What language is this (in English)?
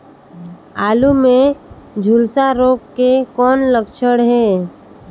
Chhattisgarhi